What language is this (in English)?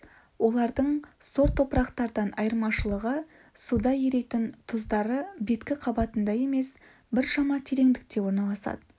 Kazakh